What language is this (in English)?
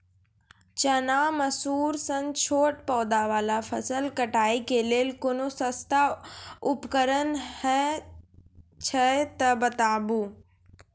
Maithili